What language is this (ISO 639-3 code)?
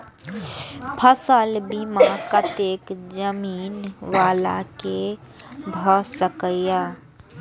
mai